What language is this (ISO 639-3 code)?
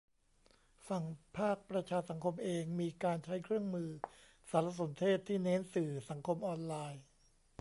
tha